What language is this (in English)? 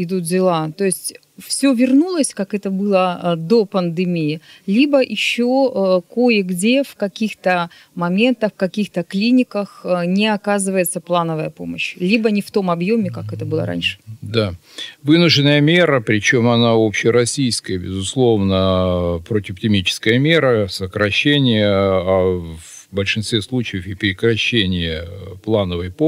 Russian